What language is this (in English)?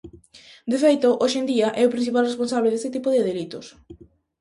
Galician